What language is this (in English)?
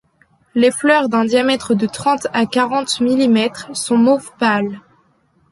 French